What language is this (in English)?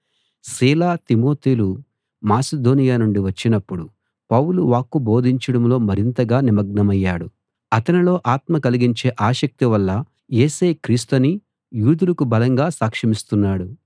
Telugu